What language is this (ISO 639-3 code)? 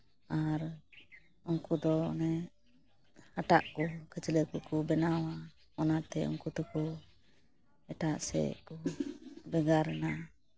sat